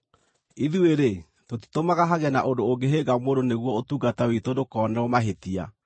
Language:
Kikuyu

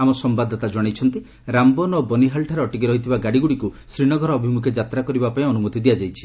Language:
Odia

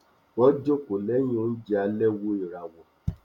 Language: Yoruba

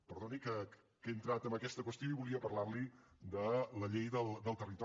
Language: Catalan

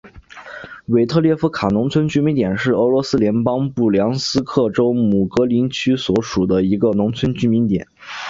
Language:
Chinese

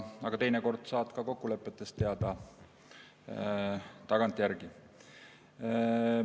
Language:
Estonian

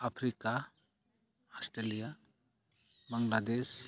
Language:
Santali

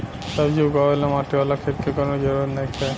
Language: Bhojpuri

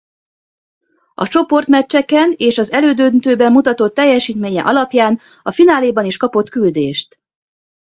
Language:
Hungarian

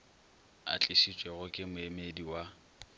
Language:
Northern Sotho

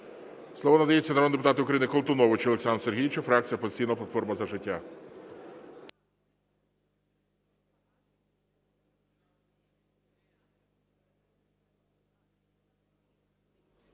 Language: Ukrainian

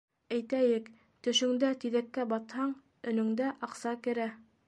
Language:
Bashkir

